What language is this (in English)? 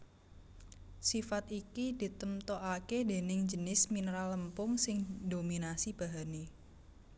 Javanese